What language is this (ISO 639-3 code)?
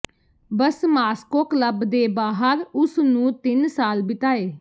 pan